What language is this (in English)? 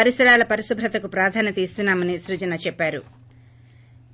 Telugu